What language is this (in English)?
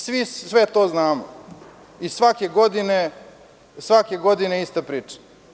Serbian